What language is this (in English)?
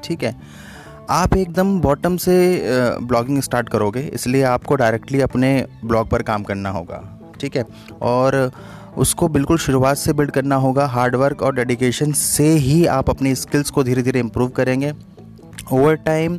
Hindi